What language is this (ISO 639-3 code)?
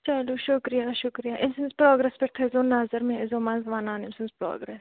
kas